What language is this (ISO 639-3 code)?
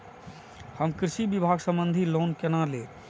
mai